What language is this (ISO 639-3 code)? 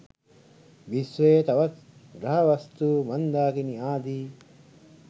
sin